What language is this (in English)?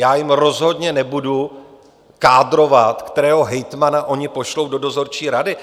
Czech